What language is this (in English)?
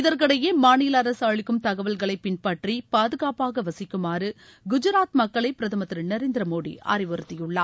Tamil